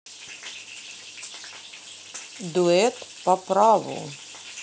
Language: Russian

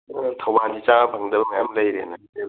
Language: Manipuri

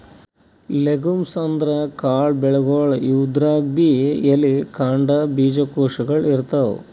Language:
Kannada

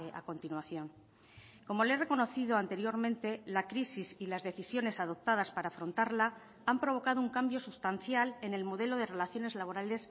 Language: Spanish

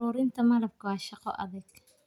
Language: Somali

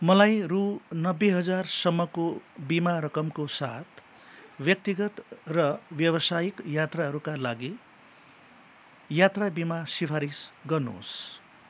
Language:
Nepali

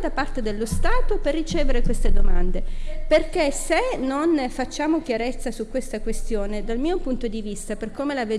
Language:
Italian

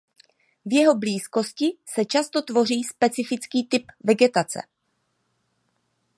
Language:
Czech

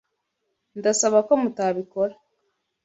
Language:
Kinyarwanda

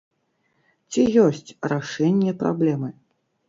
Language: Belarusian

